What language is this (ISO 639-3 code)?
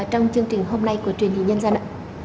vie